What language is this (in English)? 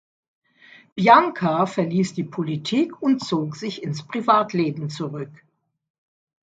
German